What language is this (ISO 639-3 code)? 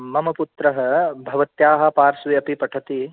san